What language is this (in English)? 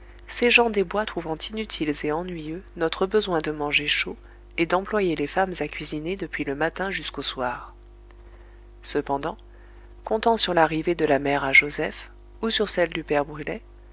French